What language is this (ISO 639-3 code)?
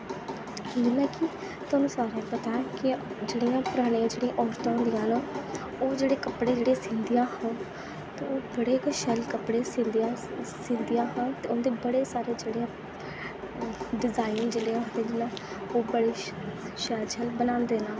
doi